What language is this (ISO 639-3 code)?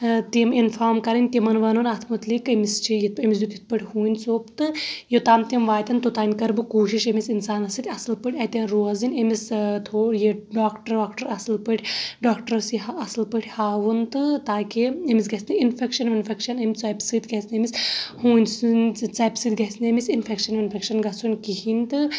kas